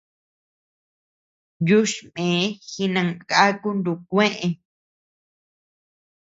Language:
Tepeuxila Cuicatec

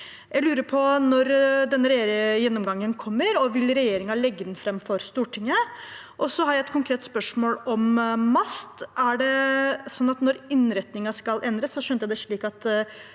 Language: Norwegian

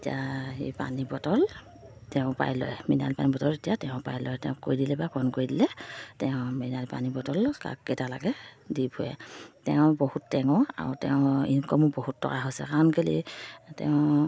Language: Assamese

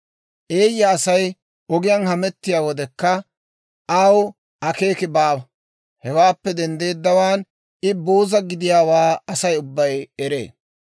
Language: Dawro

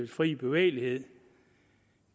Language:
Danish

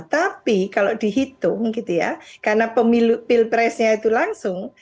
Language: Indonesian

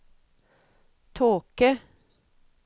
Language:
Norwegian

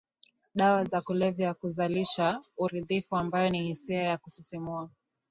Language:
Swahili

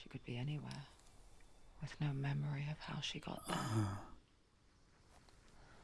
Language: Spanish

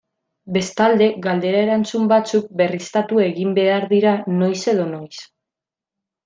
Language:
Basque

